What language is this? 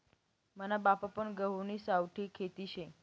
Marathi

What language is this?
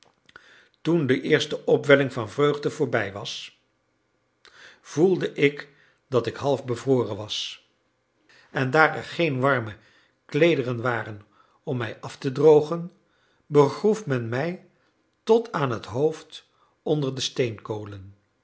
Dutch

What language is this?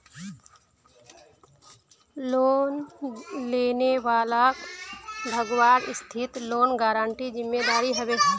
Magahi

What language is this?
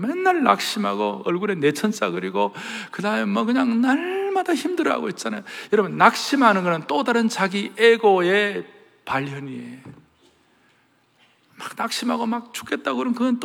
Korean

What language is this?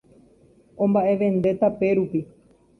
Guarani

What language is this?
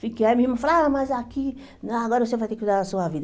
Portuguese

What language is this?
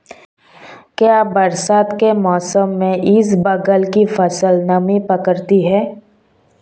Hindi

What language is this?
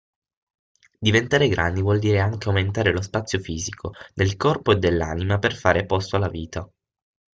Italian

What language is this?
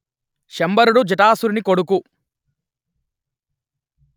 Telugu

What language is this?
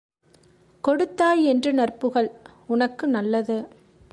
Tamil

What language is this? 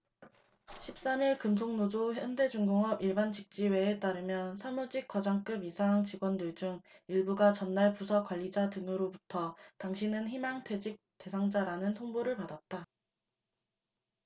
Korean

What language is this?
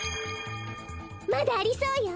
Japanese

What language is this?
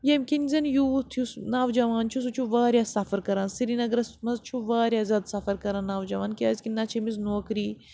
Kashmiri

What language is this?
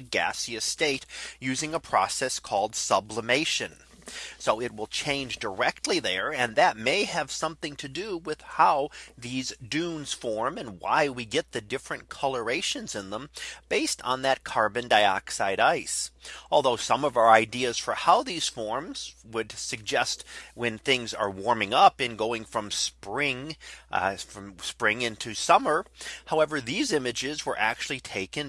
English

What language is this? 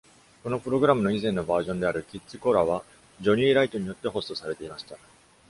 Japanese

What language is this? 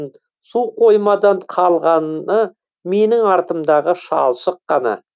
Kazakh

